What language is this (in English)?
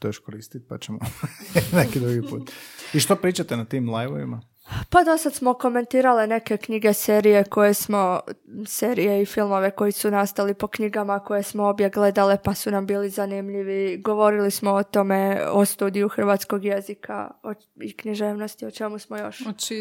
Croatian